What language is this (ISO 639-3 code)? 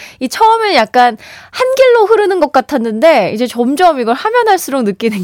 kor